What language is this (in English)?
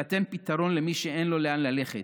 Hebrew